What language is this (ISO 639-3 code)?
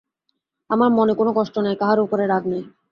ben